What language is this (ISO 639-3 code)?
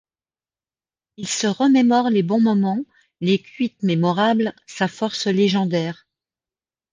fra